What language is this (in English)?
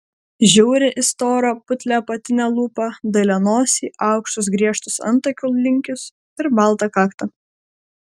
Lithuanian